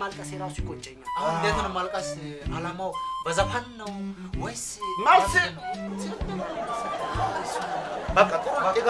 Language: Amharic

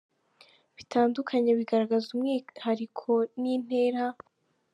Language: Kinyarwanda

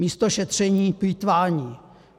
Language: Czech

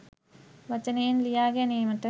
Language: Sinhala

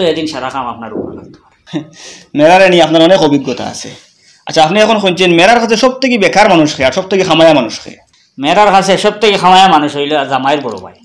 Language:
Bangla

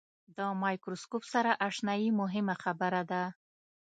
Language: Pashto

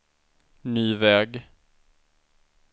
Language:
Swedish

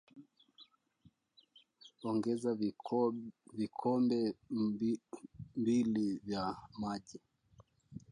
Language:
Swahili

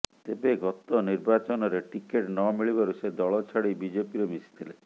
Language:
Odia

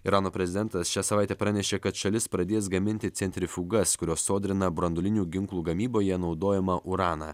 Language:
Lithuanian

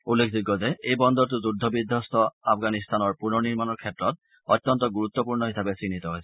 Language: Assamese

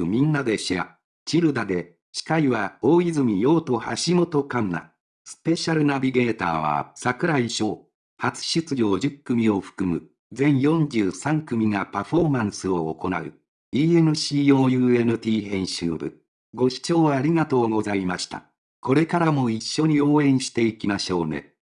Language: Japanese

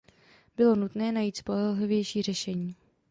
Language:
Czech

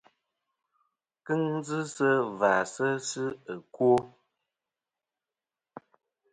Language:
Kom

